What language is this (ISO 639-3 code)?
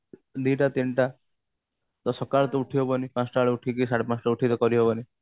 ori